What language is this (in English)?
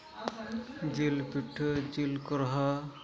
Santali